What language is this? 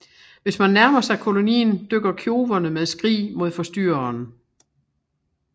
Danish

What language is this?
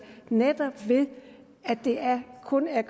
Danish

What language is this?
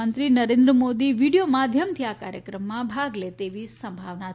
Gujarati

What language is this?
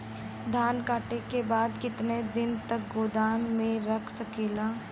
Bhojpuri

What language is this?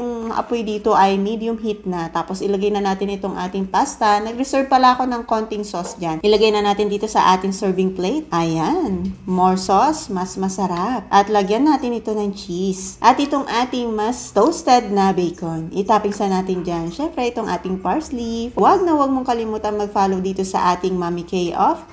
Filipino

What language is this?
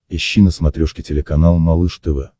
Russian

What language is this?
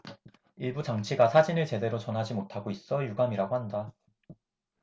Korean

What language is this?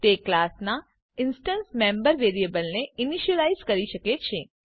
Gujarati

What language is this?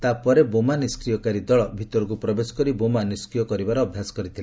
Odia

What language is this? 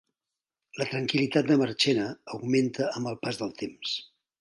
Catalan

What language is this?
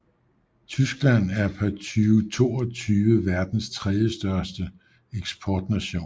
Danish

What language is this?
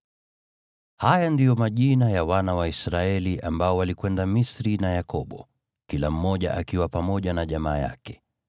Swahili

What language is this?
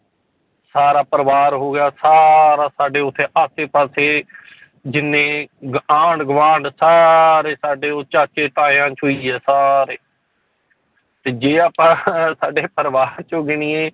Punjabi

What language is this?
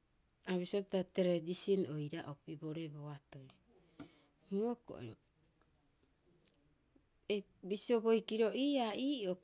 Rapoisi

